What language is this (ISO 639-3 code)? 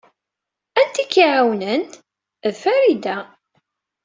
kab